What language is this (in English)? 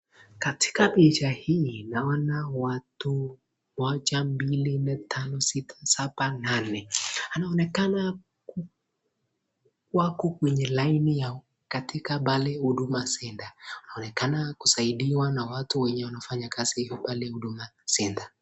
Swahili